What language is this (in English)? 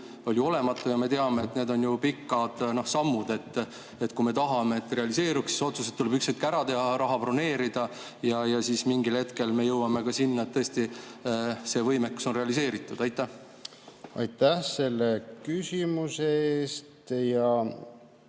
Estonian